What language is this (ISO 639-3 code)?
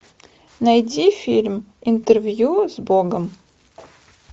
rus